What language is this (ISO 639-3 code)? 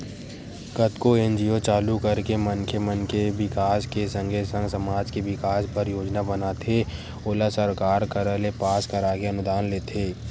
hne